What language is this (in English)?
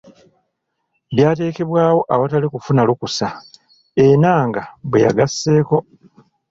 Ganda